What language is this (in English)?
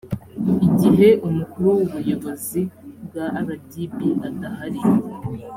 Kinyarwanda